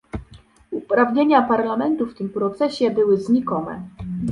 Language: Polish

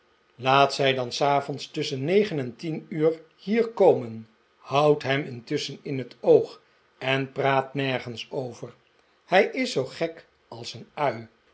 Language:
Dutch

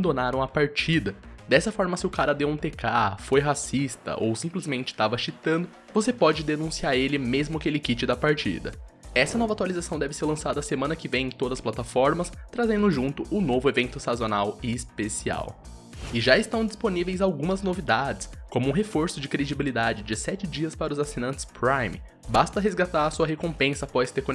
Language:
Portuguese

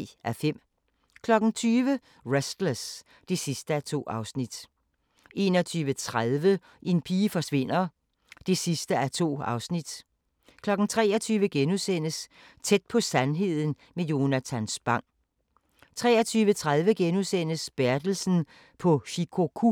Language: Danish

